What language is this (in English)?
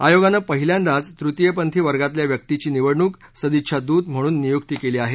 Marathi